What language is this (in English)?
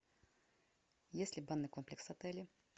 Russian